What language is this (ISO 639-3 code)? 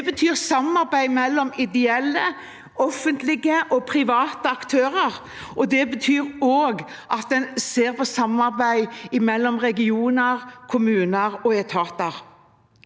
nor